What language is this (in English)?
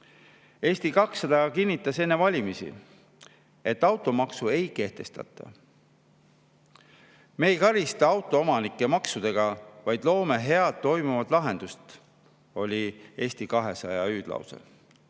Estonian